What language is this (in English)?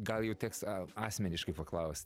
Lithuanian